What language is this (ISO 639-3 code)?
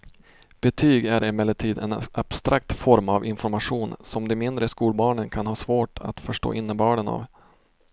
swe